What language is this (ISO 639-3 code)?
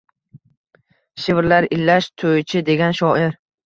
uzb